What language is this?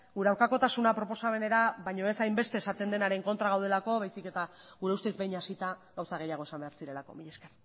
Basque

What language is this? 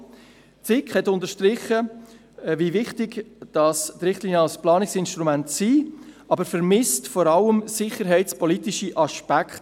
Swiss German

